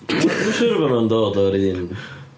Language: Welsh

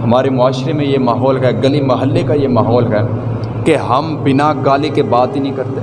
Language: Urdu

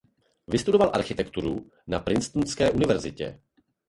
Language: Czech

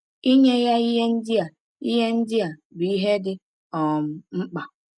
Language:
Igbo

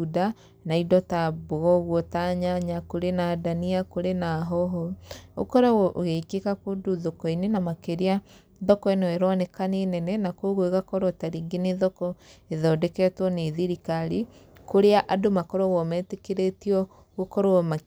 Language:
Kikuyu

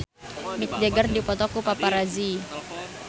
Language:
Sundanese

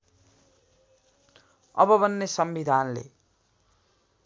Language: Nepali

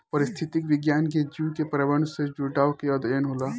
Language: Bhojpuri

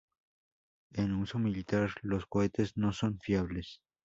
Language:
Spanish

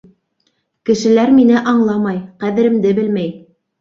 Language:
Bashkir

